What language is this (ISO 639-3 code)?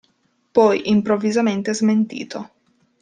ita